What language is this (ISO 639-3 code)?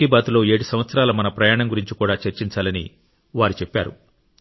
tel